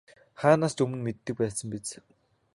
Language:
Mongolian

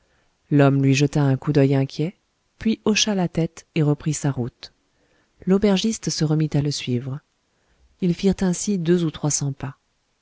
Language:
French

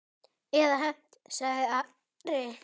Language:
Icelandic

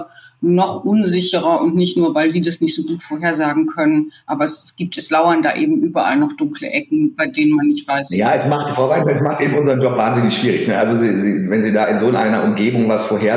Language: German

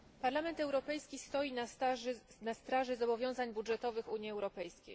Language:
Polish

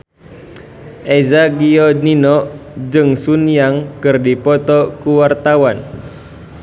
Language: Sundanese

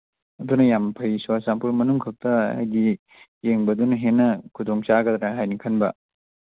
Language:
Manipuri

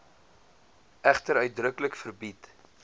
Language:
Afrikaans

